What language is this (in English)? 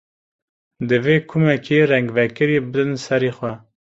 Kurdish